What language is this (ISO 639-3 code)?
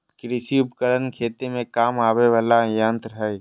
mag